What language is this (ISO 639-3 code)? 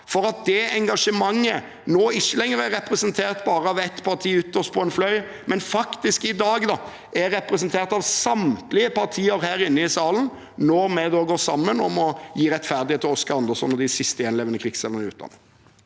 nor